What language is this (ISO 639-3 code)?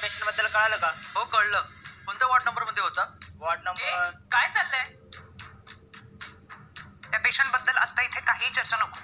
hin